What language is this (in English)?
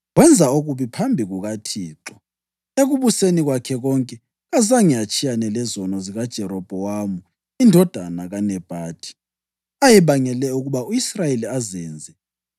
North Ndebele